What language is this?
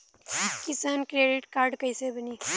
Bhojpuri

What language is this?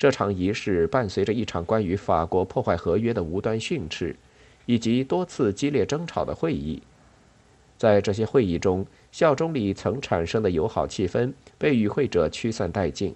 Chinese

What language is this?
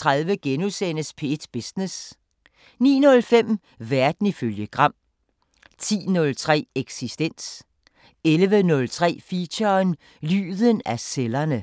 Danish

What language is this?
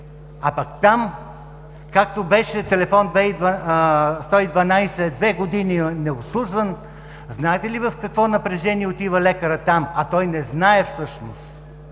Bulgarian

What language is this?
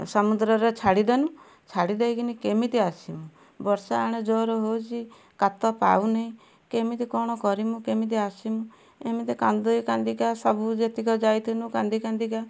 Odia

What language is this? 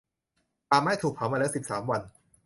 Thai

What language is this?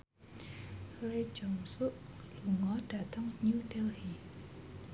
Javanese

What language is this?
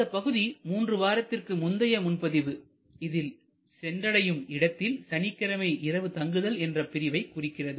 Tamil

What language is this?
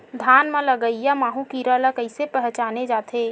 Chhattisgarhi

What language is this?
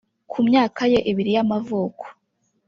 Kinyarwanda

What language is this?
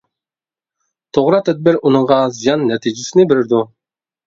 Uyghur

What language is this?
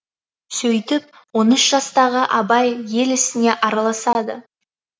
Kazakh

